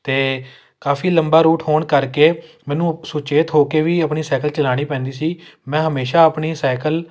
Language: Punjabi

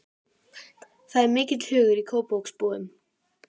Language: Icelandic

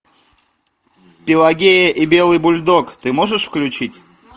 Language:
Russian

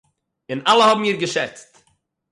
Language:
Yiddish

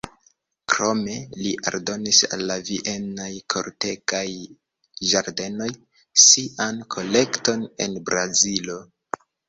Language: Esperanto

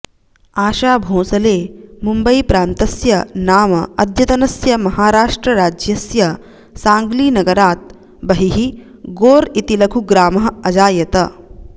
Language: Sanskrit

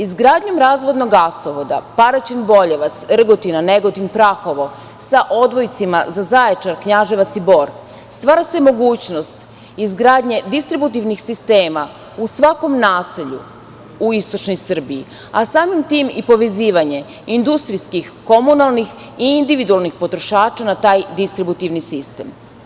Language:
Serbian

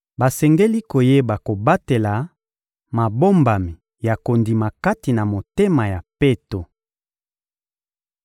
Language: Lingala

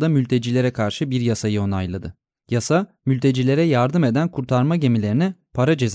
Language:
Turkish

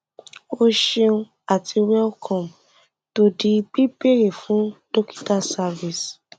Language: Yoruba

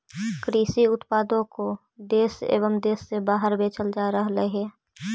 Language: Magahi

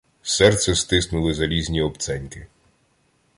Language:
Ukrainian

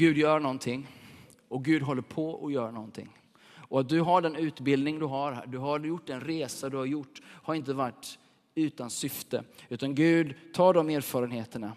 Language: Swedish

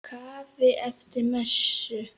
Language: Icelandic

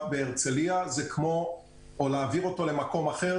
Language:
Hebrew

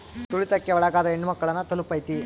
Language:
Kannada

